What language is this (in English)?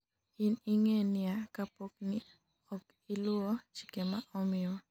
Luo (Kenya and Tanzania)